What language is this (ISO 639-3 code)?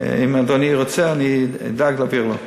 heb